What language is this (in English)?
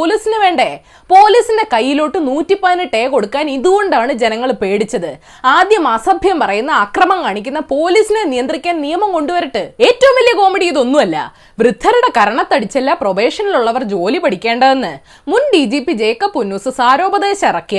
Malayalam